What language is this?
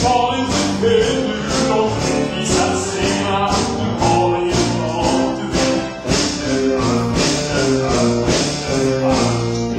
Norwegian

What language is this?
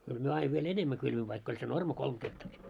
Finnish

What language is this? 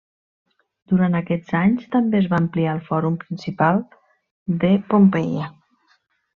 Catalan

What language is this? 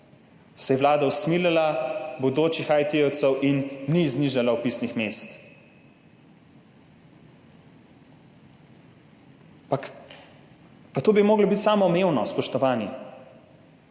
Slovenian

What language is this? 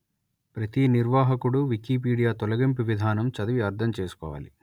Telugu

